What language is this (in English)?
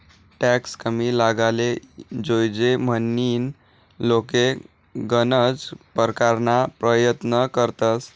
Marathi